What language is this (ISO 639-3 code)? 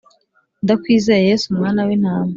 kin